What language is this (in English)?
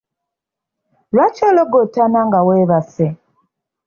Ganda